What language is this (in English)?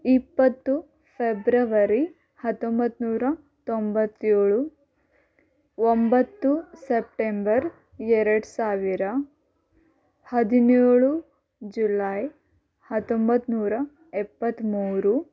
Kannada